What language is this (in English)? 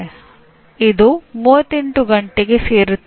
Kannada